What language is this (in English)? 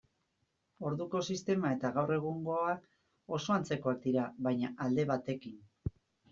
Basque